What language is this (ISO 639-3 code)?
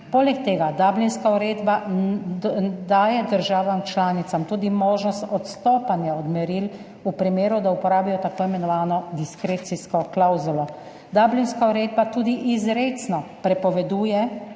slv